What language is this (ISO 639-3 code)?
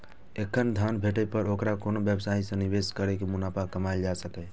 mai